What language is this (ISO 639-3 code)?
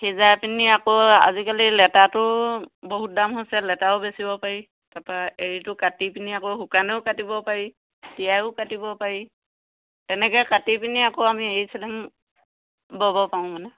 asm